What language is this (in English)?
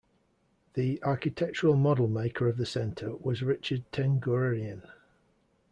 English